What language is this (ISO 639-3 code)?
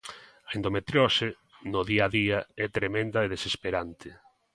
glg